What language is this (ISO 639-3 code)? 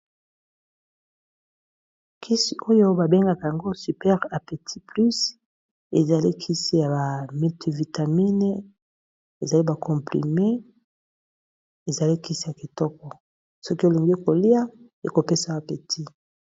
lin